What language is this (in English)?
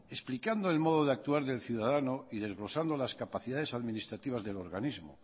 Spanish